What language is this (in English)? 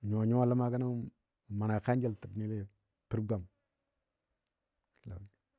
Dadiya